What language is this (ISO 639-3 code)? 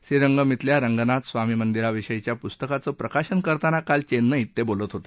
mar